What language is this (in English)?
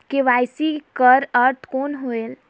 Chhattisgarhi